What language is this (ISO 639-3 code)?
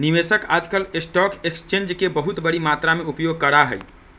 mag